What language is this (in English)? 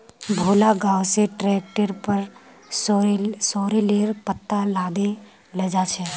Magahi